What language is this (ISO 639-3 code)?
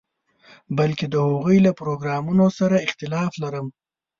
pus